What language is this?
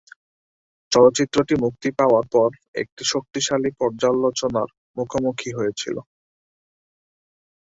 Bangla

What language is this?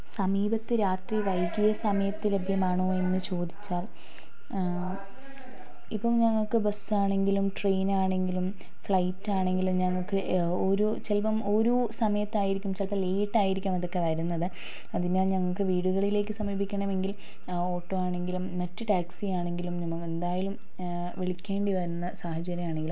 Malayalam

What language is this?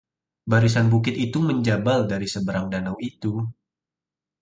Indonesian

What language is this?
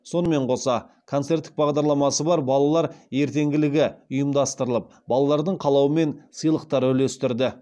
Kazakh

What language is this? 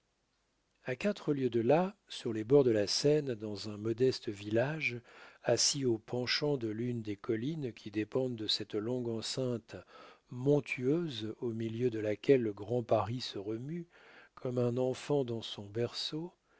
French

